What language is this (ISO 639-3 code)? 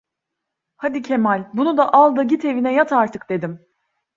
tur